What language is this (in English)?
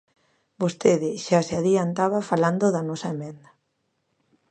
Galician